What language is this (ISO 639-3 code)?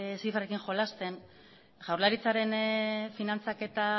eus